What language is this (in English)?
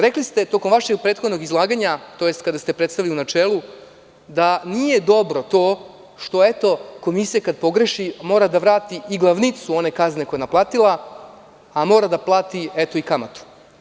Serbian